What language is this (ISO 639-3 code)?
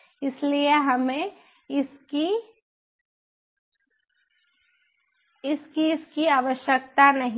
hin